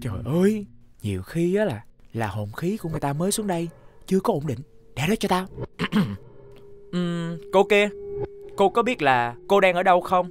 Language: Vietnamese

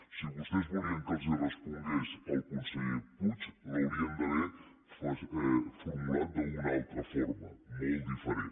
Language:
Catalan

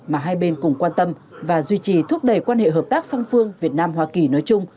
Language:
Vietnamese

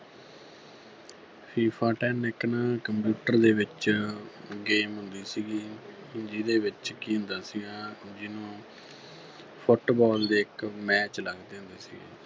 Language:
Punjabi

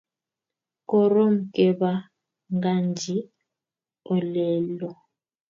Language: Kalenjin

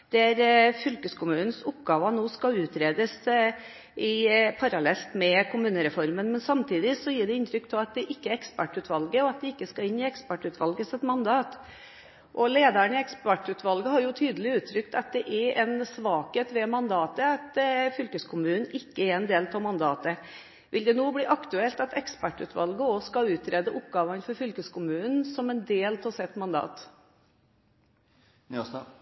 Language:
Norwegian Bokmål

